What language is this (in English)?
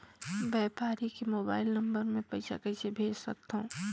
Chhattisgarhi